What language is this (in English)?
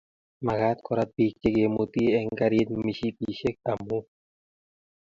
Kalenjin